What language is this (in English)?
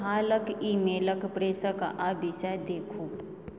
Maithili